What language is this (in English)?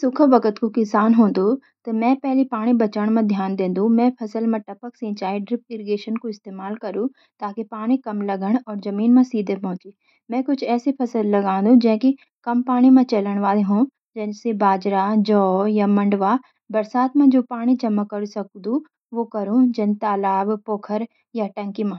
Garhwali